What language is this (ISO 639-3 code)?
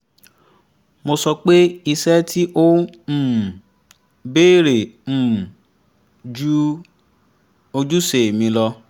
yor